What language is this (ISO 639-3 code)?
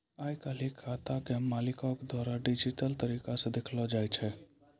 mai